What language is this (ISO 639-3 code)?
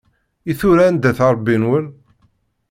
kab